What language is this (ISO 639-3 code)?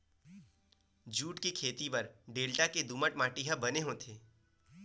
hne